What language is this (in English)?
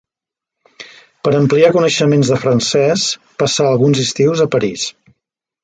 Catalan